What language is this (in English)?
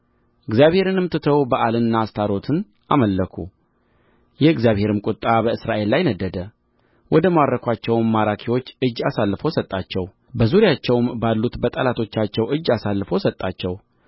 Amharic